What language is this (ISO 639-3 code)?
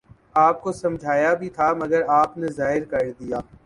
urd